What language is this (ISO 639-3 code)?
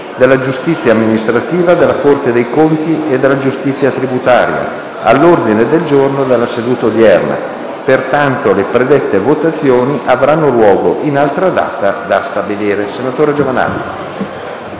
ita